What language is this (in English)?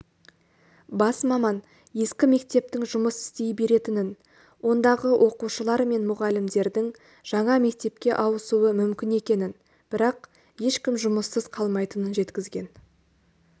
Kazakh